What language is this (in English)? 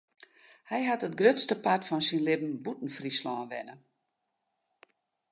Western Frisian